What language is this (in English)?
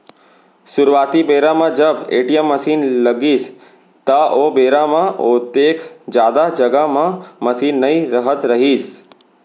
Chhattisgarhi